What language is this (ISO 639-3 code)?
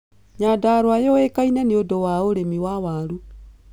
kik